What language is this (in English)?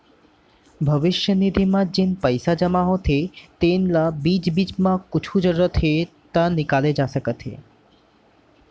Chhattisgarhi